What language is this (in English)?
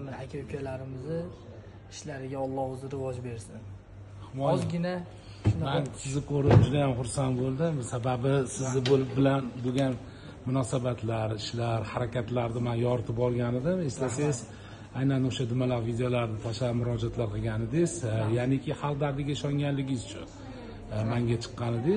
Turkish